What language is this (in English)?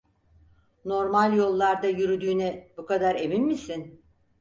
Turkish